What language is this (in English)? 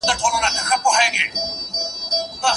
Pashto